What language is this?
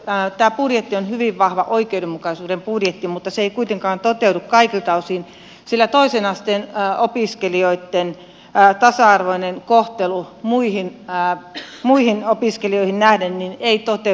Finnish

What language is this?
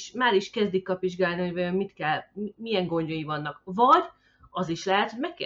Hungarian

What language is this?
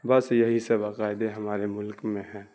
Urdu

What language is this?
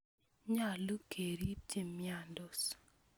Kalenjin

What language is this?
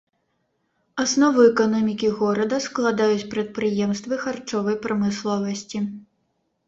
Belarusian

